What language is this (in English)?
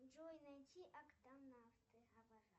Russian